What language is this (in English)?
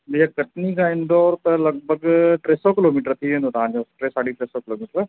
Sindhi